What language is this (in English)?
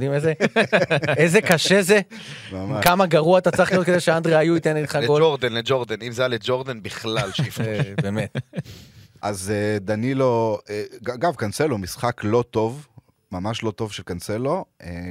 Hebrew